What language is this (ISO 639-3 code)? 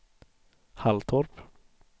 swe